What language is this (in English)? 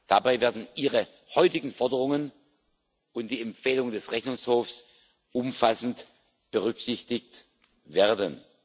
German